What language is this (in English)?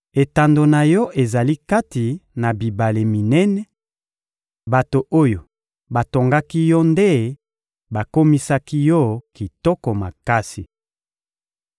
Lingala